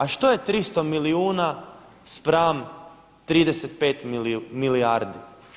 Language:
Croatian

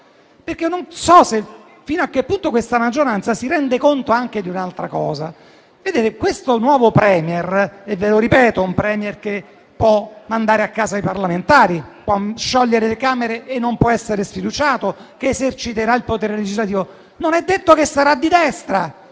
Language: Italian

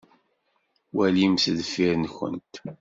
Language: Kabyle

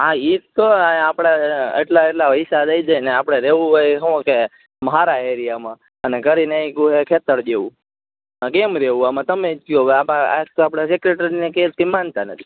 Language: Gujarati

